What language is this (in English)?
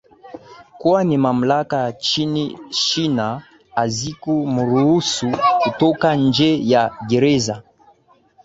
Swahili